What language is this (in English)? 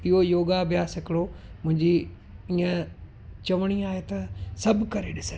Sindhi